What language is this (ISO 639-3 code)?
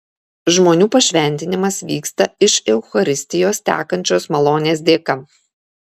lit